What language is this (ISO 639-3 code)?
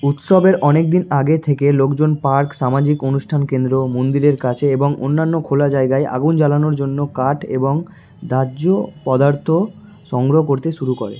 ben